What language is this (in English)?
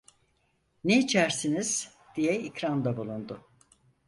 Turkish